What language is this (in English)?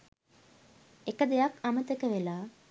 Sinhala